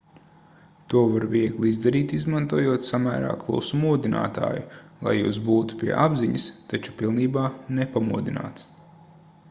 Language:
Latvian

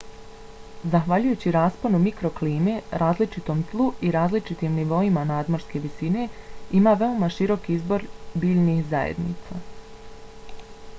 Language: Bosnian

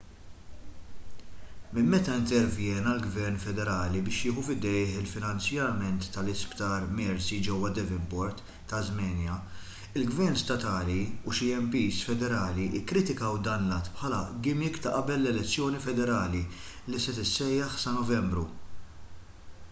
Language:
Maltese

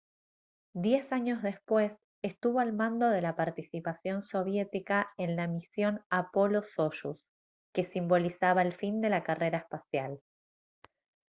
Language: Spanish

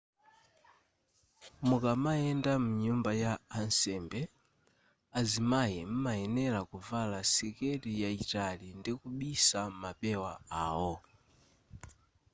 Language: Nyanja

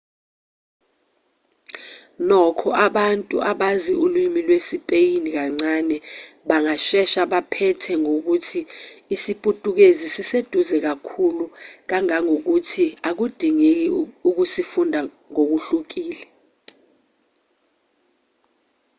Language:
Zulu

